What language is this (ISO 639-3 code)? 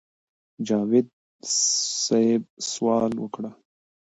pus